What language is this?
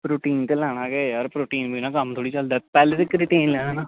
Dogri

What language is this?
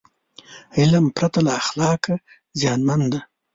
Pashto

